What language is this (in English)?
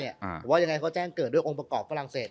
Thai